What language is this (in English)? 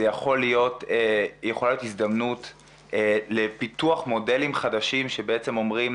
Hebrew